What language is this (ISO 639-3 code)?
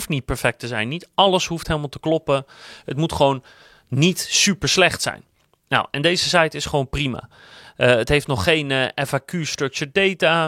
nld